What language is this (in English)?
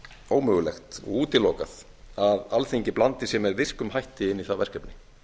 Icelandic